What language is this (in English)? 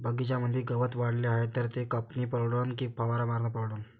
Marathi